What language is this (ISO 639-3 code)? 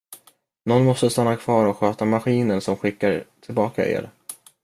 swe